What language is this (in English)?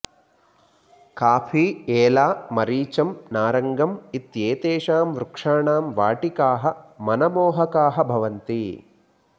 Sanskrit